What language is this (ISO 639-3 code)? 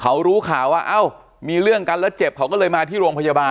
tha